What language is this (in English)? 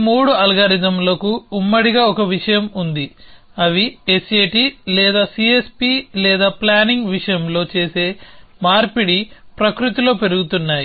Telugu